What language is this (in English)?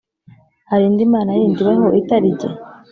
Kinyarwanda